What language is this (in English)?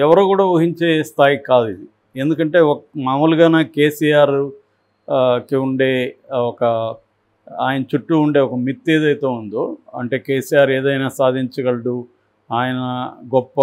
Telugu